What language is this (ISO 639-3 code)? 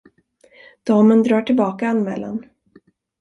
swe